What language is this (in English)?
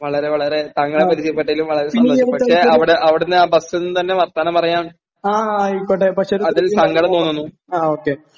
Malayalam